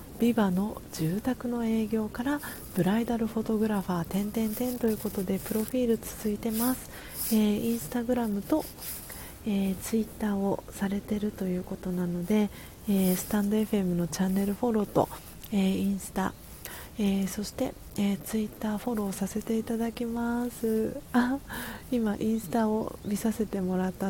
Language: Japanese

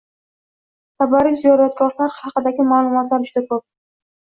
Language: Uzbek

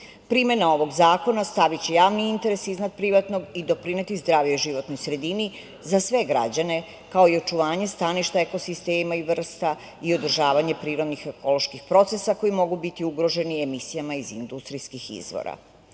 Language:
Serbian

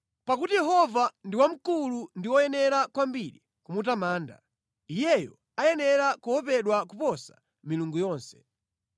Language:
Nyanja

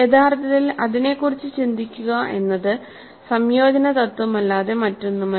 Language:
Malayalam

